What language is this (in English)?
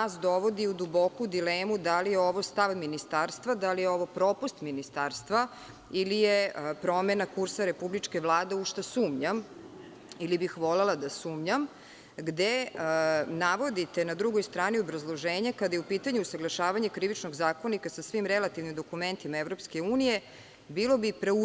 Serbian